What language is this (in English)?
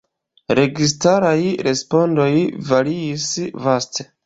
Esperanto